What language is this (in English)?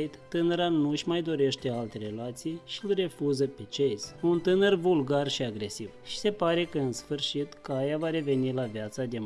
Romanian